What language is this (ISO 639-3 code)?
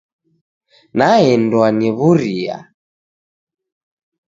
dav